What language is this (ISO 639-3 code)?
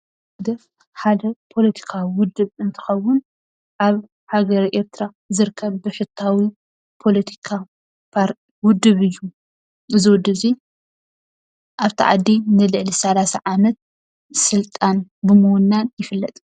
tir